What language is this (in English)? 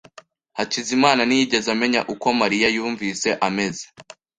Kinyarwanda